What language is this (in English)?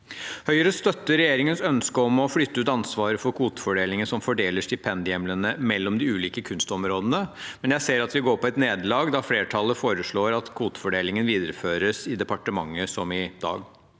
Norwegian